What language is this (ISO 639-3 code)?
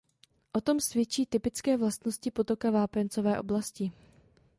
ces